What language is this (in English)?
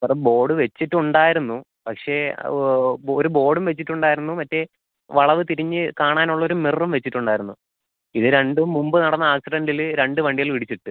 Malayalam